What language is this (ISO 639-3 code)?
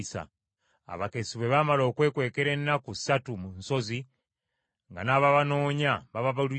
lug